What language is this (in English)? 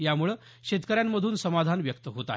Marathi